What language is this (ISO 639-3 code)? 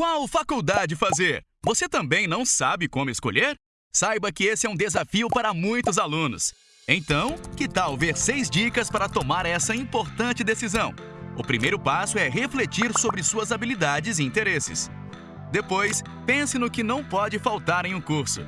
por